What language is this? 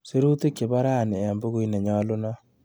Kalenjin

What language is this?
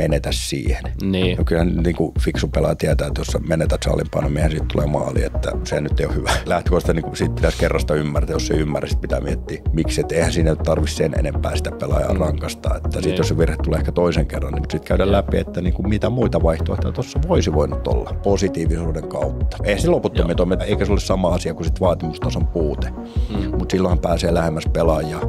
Finnish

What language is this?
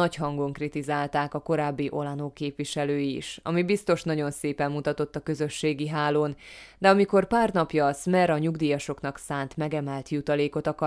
Hungarian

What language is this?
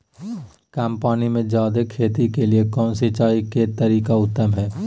Magahi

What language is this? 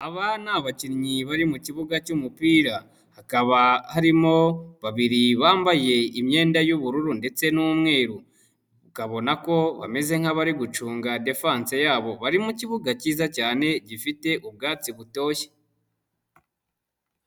Kinyarwanda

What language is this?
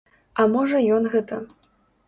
Belarusian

